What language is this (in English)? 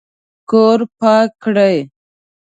Pashto